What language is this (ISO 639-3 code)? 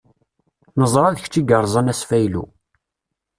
kab